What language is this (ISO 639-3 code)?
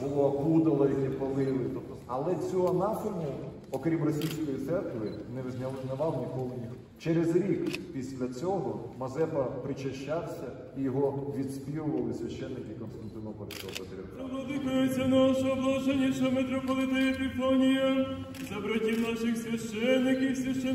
ukr